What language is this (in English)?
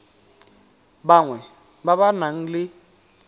Tswana